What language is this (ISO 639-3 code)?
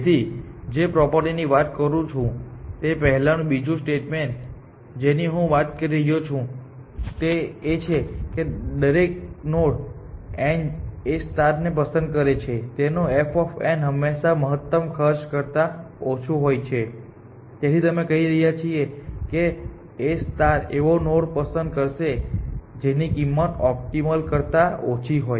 guj